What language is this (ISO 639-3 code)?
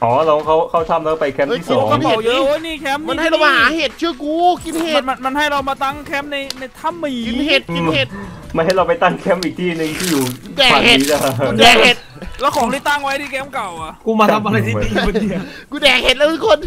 tha